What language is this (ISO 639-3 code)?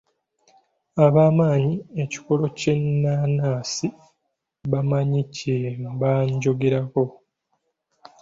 lug